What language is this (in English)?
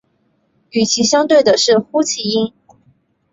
Chinese